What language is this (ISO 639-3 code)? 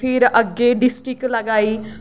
doi